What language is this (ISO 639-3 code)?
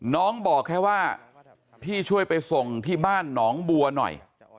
tha